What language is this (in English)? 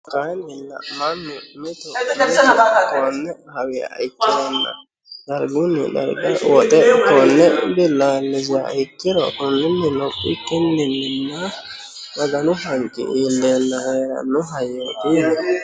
Sidamo